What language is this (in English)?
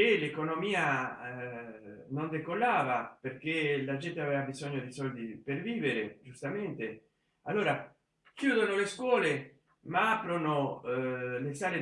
Italian